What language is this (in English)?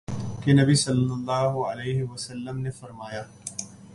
Urdu